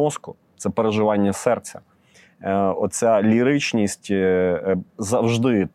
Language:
Ukrainian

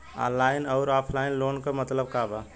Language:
Bhojpuri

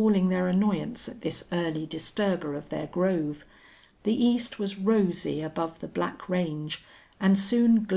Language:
English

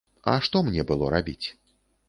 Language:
Belarusian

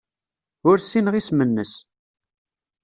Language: Kabyle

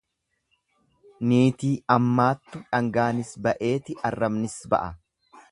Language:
Oromo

